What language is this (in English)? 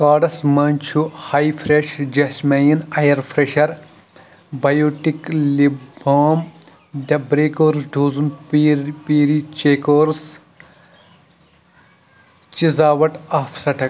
Kashmiri